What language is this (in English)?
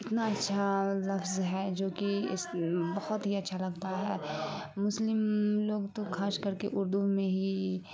Urdu